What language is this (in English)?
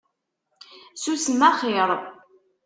Kabyle